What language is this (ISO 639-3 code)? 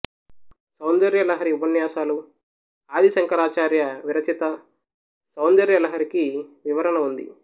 tel